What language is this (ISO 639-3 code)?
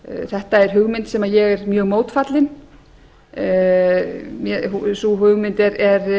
isl